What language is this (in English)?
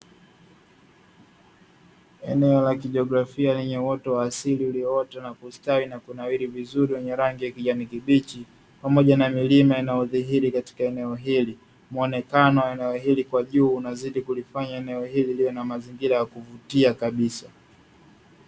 Swahili